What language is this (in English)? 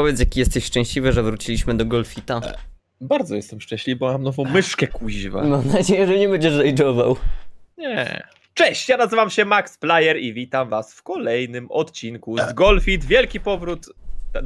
Polish